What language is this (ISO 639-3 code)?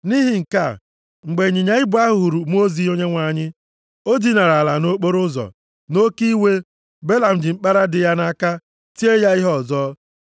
ibo